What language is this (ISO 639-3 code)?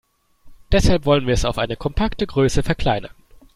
deu